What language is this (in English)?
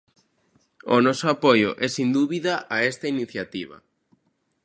Galician